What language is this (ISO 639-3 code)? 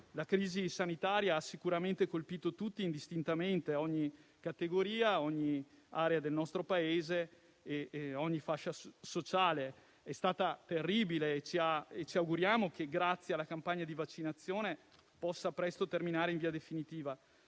ita